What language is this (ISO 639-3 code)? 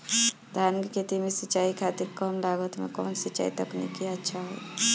bho